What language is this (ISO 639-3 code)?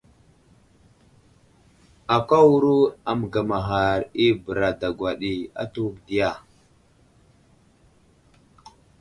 udl